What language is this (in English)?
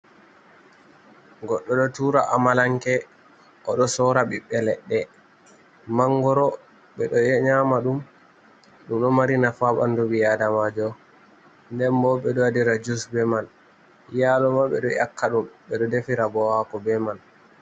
Fula